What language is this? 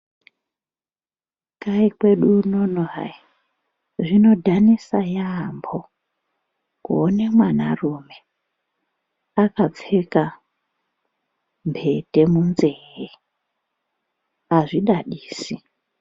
Ndau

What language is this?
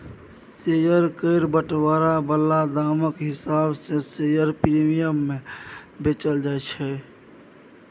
Maithili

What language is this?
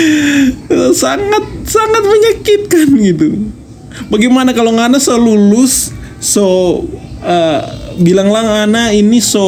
Indonesian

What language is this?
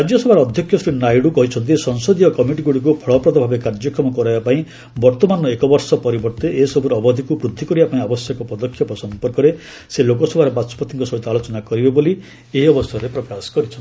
Odia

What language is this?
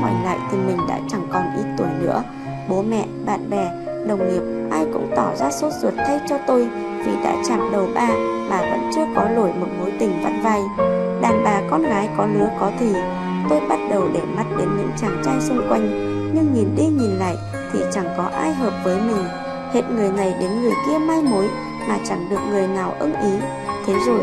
Vietnamese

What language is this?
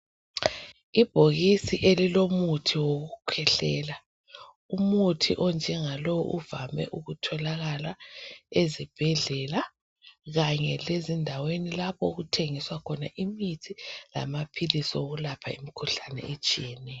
North Ndebele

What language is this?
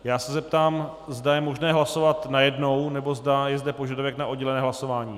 Czech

